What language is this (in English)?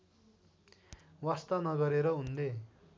Nepali